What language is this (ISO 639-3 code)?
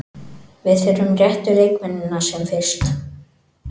isl